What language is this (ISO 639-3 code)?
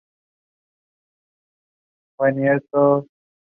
spa